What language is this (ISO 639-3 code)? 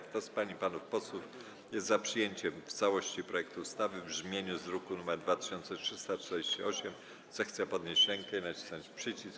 pol